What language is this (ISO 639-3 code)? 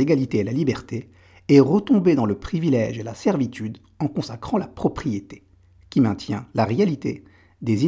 fra